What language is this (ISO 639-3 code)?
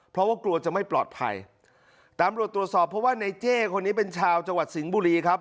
tha